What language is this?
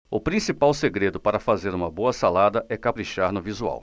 Portuguese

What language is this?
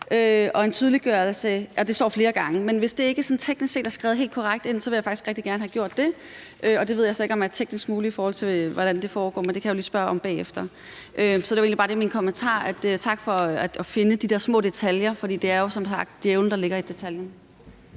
Danish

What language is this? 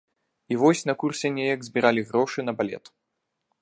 Belarusian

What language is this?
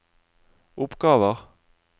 Norwegian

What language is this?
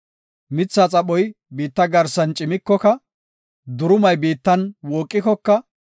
Gofa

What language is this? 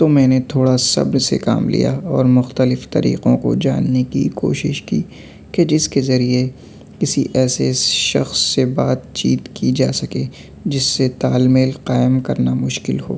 Urdu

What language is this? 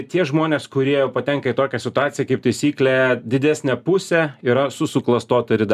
Lithuanian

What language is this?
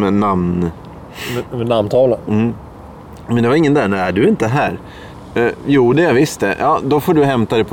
Swedish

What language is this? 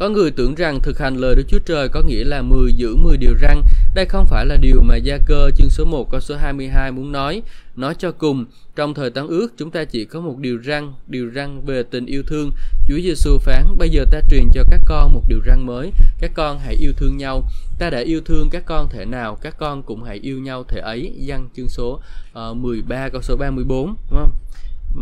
Vietnamese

